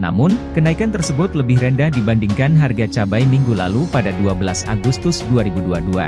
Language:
Indonesian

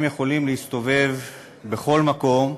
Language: Hebrew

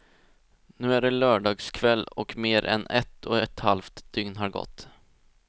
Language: Swedish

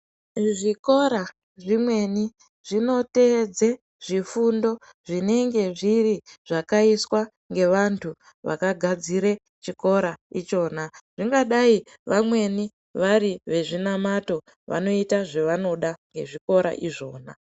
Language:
Ndau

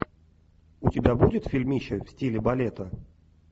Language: Russian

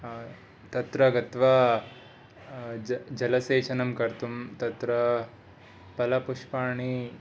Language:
Sanskrit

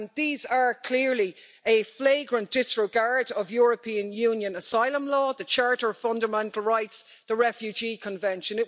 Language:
English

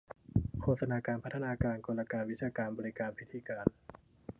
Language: Thai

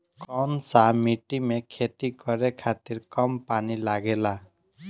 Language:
Bhojpuri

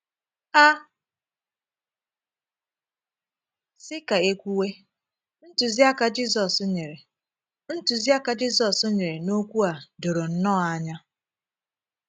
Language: Igbo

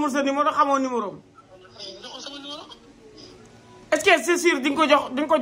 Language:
Arabic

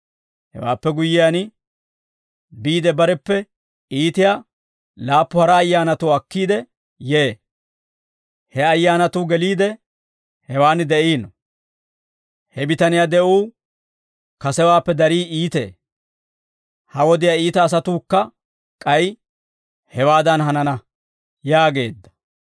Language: Dawro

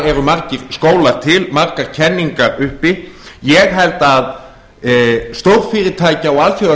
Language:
Icelandic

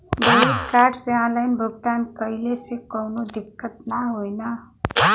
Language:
Bhojpuri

